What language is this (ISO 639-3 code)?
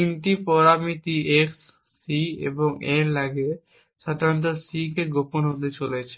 ben